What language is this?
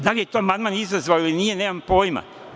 Serbian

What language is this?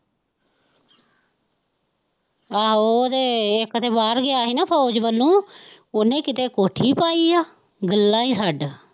Punjabi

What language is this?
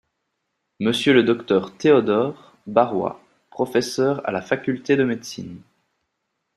French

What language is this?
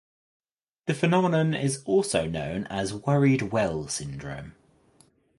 English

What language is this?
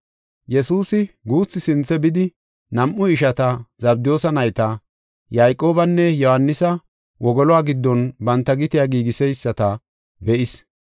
Gofa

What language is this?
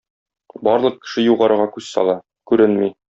Tatar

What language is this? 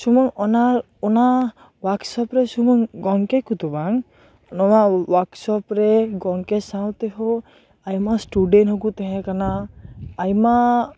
Santali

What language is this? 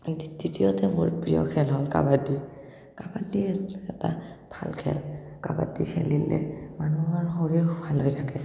Assamese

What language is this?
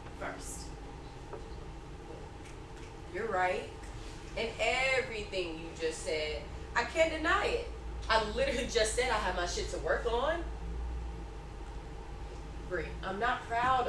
English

